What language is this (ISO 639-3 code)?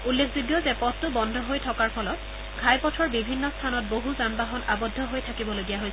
asm